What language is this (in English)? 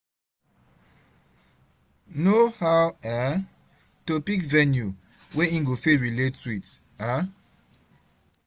Nigerian Pidgin